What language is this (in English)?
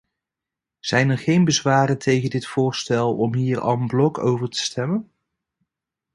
Dutch